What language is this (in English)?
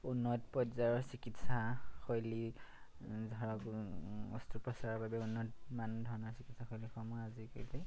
Assamese